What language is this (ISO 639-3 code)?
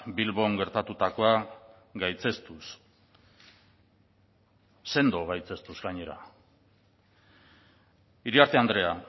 eus